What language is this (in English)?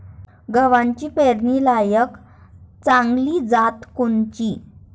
Marathi